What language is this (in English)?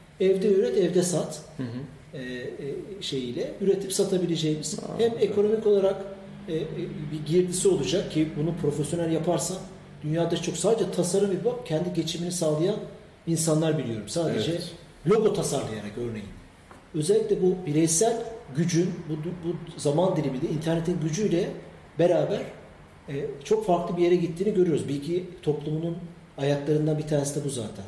Turkish